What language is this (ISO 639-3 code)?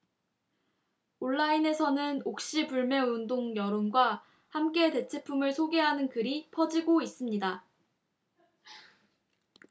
kor